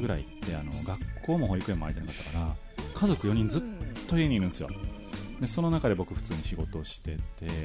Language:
Japanese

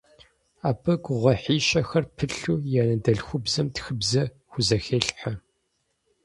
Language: Kabardian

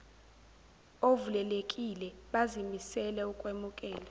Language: Zulu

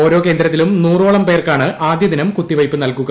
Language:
Malayalam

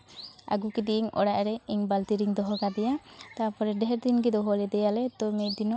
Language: Santali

